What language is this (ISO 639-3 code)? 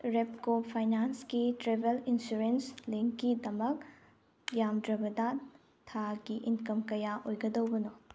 mni